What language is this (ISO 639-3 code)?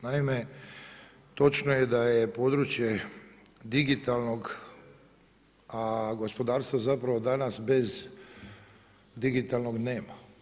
hrv